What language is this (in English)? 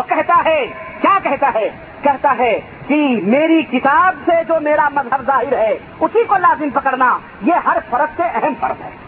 Urdu